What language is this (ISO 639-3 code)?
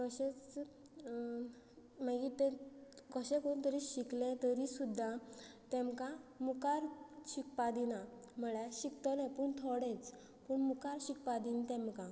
kok